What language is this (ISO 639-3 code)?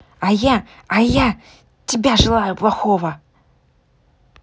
rus